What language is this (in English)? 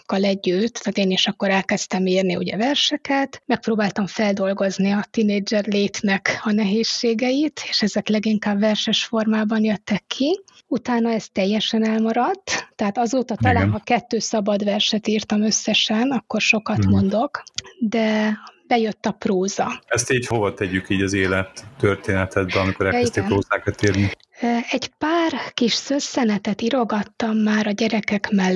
Hungarian